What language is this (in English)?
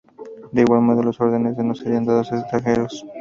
Spanish